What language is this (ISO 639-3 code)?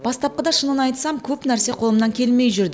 kaz